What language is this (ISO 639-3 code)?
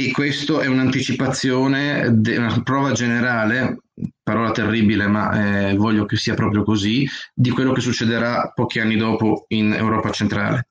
ita